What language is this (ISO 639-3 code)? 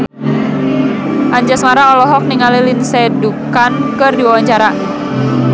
sun